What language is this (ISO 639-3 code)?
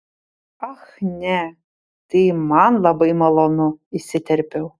lit